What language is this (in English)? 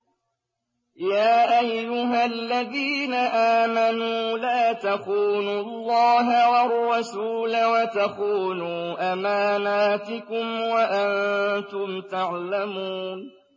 Arabic